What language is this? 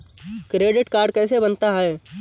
Hindi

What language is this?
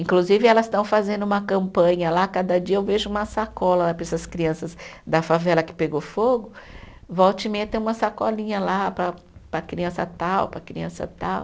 Portuguese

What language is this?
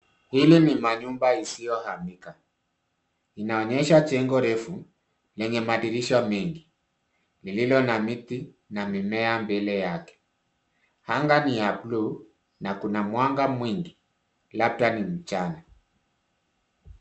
Swahili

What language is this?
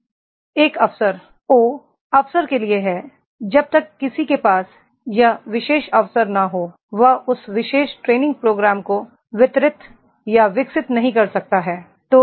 Hindi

